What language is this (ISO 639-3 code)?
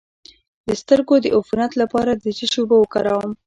pus